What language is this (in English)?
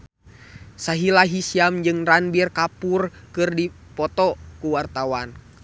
Sundanese